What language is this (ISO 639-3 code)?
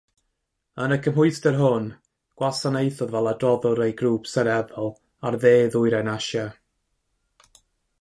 cym